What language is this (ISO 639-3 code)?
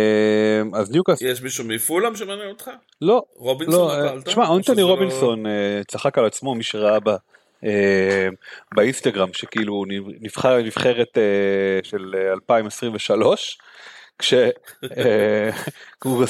heb